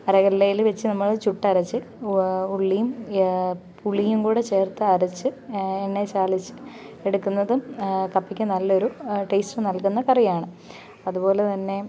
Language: Malayalam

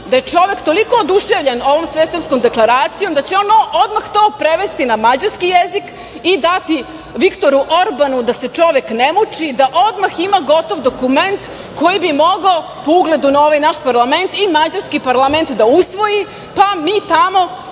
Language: Serbian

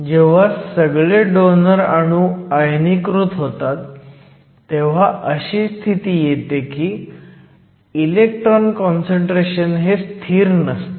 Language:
Marathi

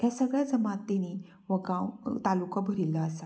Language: Konkani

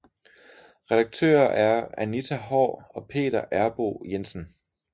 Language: Danish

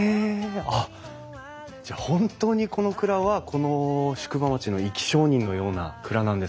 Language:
Japanese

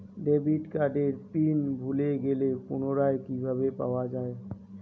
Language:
Bangla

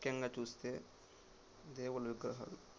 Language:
Telugu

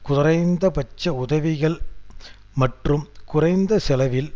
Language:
Tamil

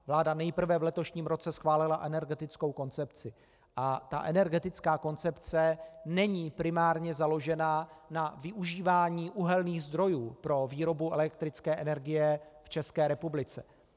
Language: Czech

